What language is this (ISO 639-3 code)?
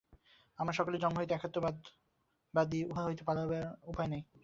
ben